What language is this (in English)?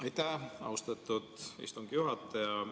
Estonian